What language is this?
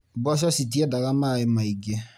Kikuyu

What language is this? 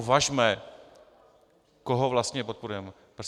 Czech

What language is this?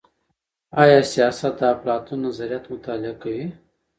Pashto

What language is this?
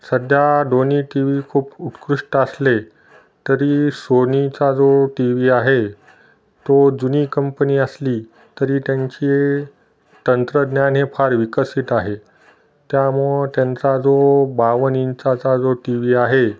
Marathi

